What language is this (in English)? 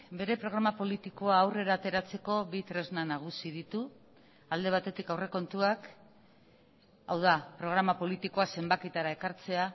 Basque